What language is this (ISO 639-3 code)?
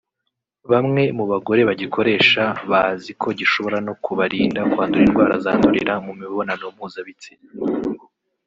kin